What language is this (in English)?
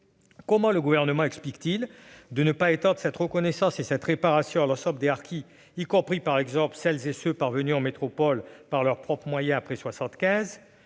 French